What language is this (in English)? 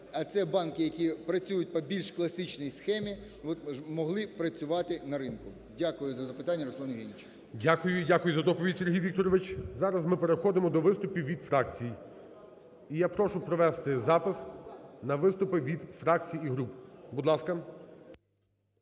Ukrainian